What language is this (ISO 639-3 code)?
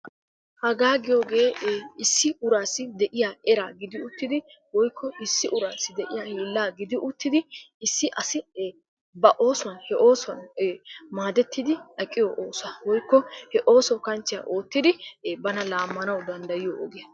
wal